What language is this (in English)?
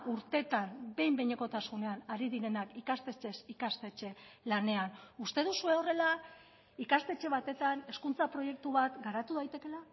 Basque